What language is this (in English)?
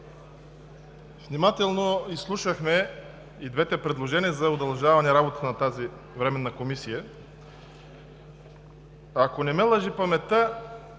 Bulgarian